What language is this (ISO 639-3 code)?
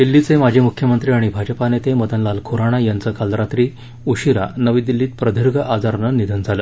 mar